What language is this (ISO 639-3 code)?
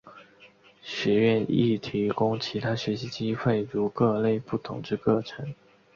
zho